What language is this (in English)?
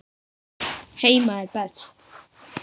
Icelandic